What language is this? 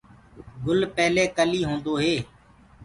Gurgula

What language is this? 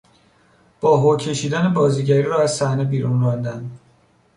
Persian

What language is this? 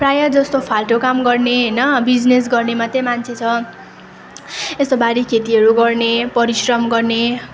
Nepali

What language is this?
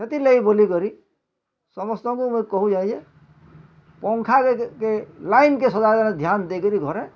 Odia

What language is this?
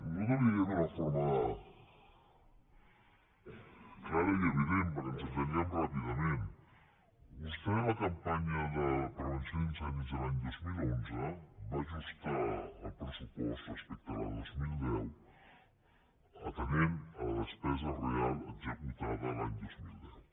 Catalan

